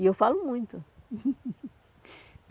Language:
Portuguese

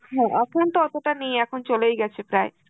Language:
Bangla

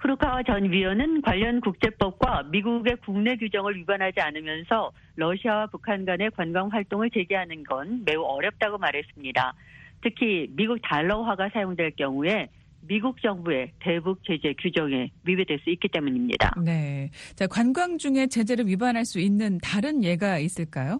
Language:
Korean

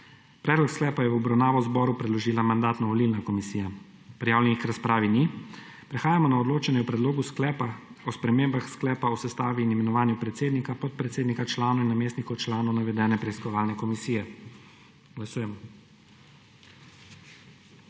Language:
Slovenian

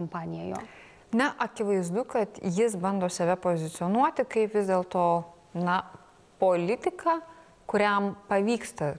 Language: Lithuanian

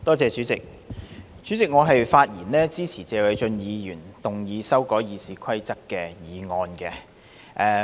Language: Cantonese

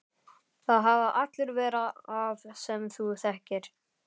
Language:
Icelandic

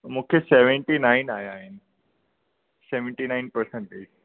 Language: Sindhi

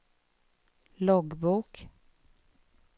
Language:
Swedish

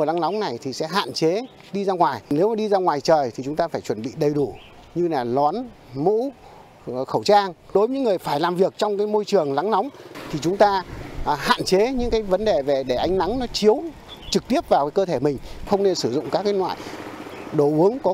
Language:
Vietnamese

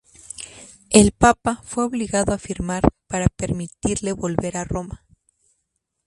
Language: Spanish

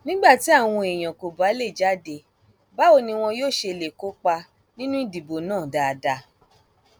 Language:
Yoruba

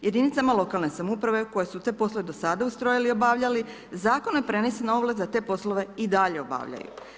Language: Croatian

